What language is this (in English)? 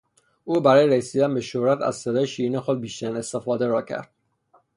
Persian